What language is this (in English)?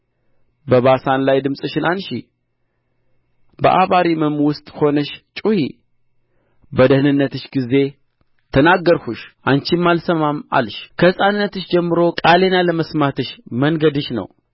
Amharic